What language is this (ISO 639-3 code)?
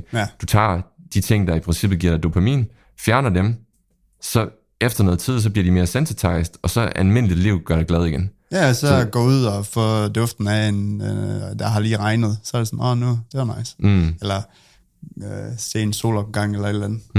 dan